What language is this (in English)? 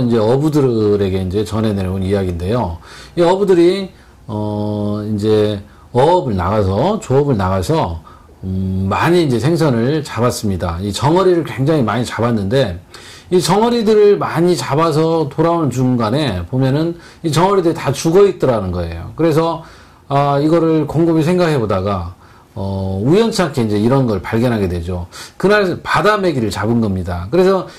Korean